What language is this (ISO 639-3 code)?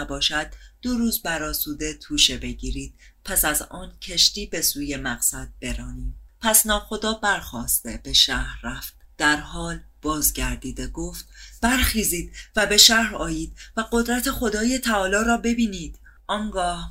fas